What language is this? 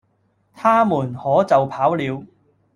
Cantonese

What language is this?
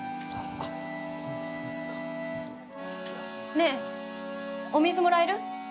Japanese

